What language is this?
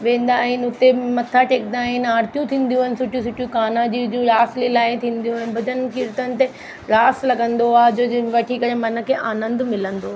Sindhi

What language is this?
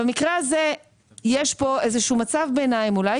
Hebrew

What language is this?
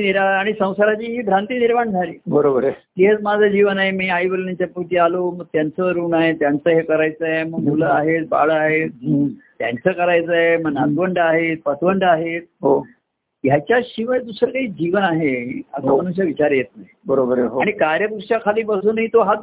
Marathi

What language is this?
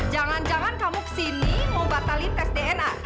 Indonesian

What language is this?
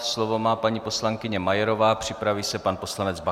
Czech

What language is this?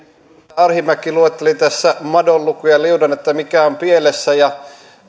Finnish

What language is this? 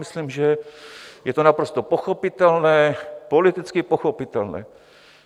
Czech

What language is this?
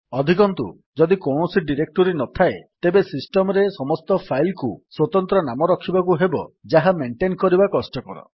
Odia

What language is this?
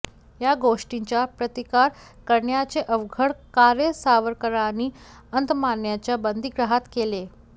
Marathi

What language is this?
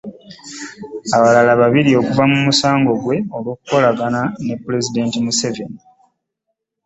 Ganda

